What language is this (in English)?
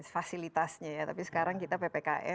Indonesian